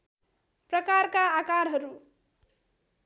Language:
Nepali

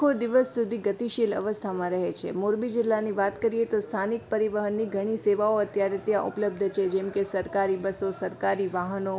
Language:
Gujarati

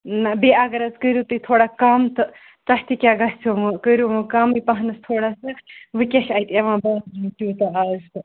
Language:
Kashmiri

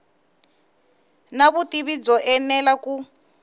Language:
Tsonga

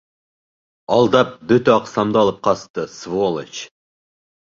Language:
Bashkir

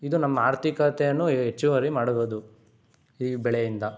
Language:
Kannada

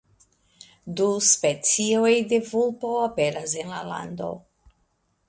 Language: Esperanto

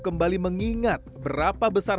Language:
Indonesian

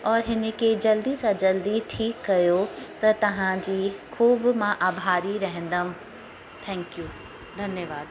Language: Sindhi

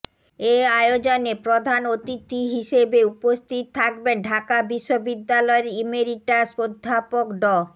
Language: Bangla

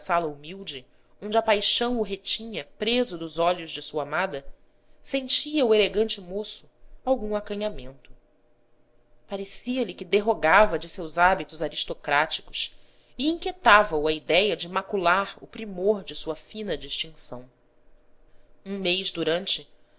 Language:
Portuguese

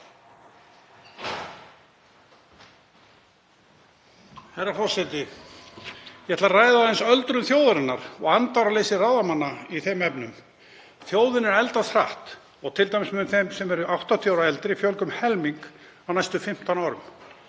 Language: Icelandic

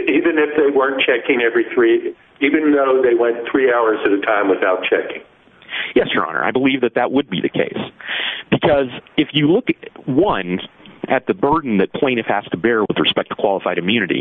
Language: English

